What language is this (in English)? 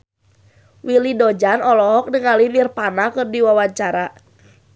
Sundanese